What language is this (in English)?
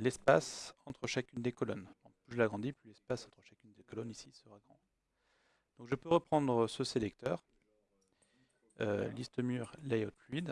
French